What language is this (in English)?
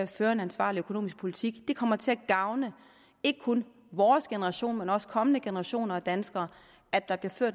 Danish